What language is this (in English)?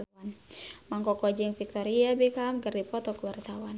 Sundanese